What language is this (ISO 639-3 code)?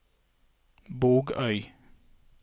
nor